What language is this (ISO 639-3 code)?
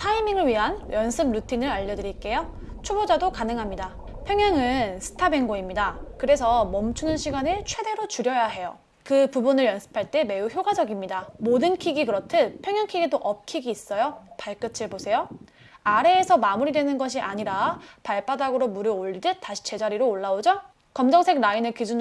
kor